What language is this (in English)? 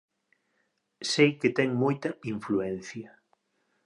Galician